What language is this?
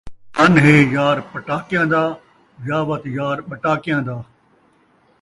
Saraiki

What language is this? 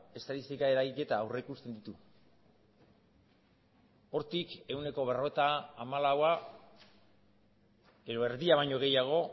Basque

